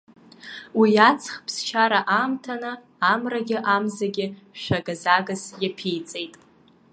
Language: Abkhazian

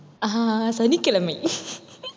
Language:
Tamil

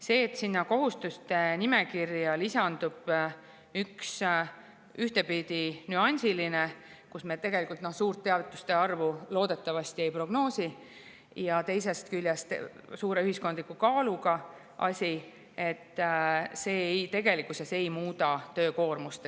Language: Estonian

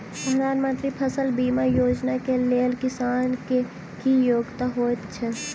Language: Maithili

